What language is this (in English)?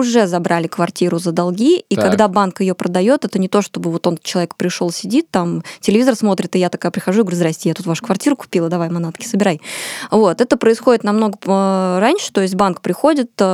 Russian